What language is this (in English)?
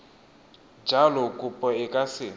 Tswana